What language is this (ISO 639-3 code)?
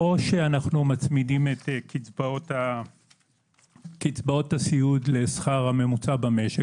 heb